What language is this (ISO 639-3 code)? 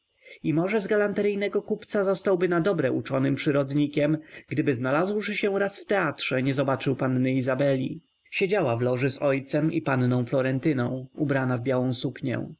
pol